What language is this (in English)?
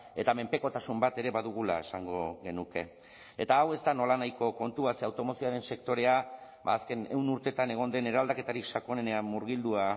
Basque